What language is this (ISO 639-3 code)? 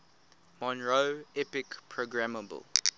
eng